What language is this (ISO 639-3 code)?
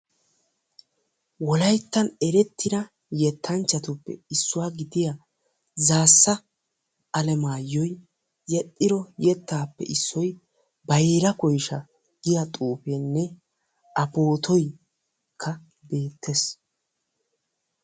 wal